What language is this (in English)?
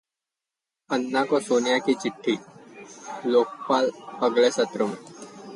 Hindi